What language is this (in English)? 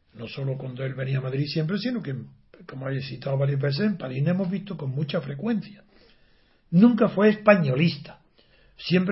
Spanish